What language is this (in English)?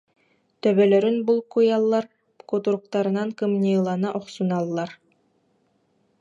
Yakut